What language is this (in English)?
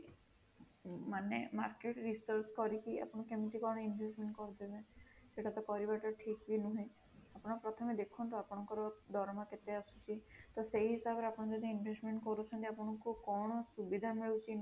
Odia